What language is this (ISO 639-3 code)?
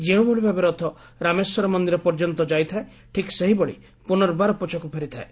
ori